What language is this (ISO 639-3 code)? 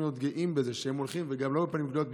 heb